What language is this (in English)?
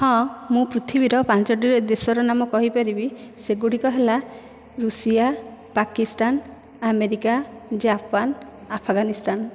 Odia